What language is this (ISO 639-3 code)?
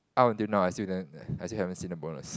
eng